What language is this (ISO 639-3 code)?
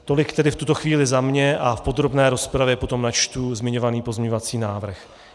ces